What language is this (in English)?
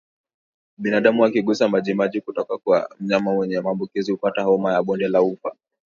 Swahili